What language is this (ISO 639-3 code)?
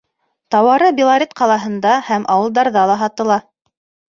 bak